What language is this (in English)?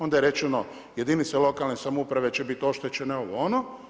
Croatian